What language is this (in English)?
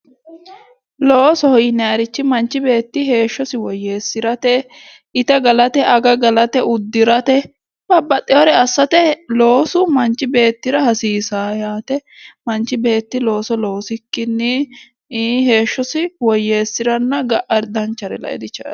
Sidamo